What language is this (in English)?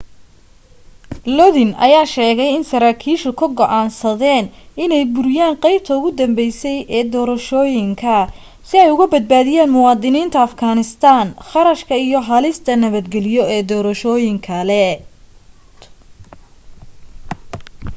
Somali